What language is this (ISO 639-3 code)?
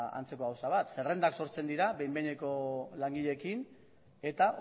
eus